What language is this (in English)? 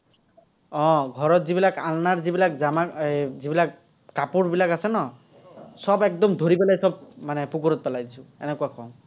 Assamese